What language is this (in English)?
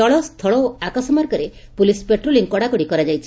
Odia